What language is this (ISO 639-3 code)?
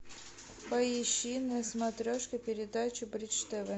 rus